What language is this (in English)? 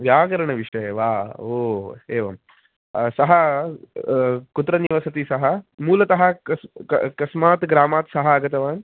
Sanskrit